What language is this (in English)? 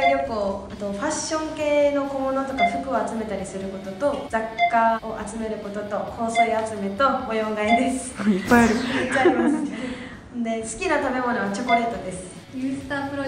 Japanese